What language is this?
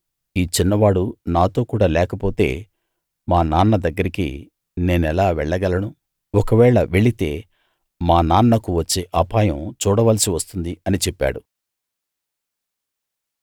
Telugu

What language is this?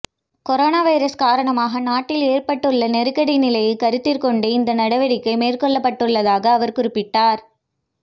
Tamil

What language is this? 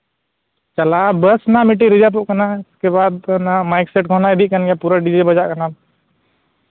Santali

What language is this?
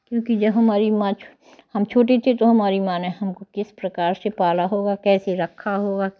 Hindi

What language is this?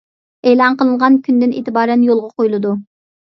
Uyghur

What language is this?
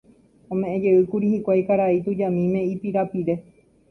Guarani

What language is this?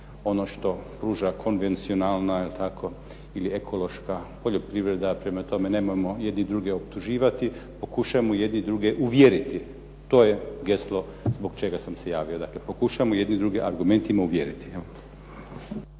Croatian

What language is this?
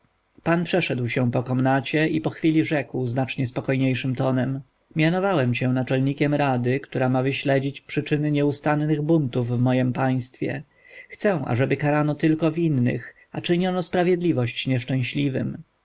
Polish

